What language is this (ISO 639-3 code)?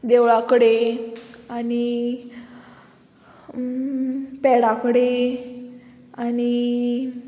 kok